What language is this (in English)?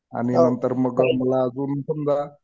Marathi